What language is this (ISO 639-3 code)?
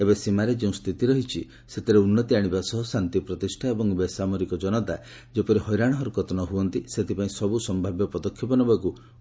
ori